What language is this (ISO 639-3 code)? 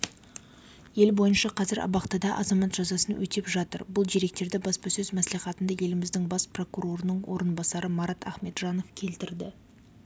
kaz